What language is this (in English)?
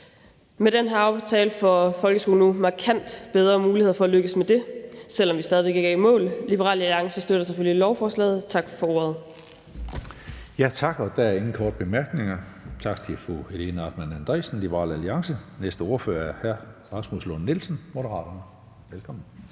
Danish